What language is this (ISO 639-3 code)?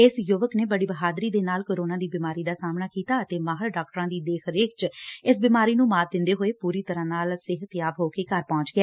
pan